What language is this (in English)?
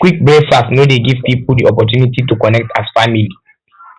Nigerian Pidgin